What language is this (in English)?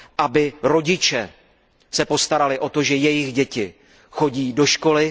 Czech